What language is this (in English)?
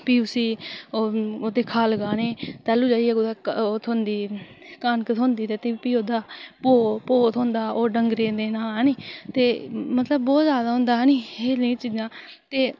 Dogri